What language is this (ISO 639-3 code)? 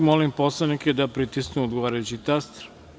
srp